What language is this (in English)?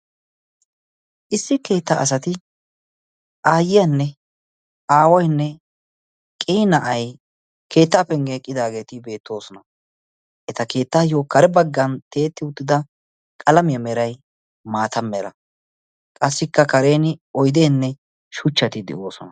Wolaytta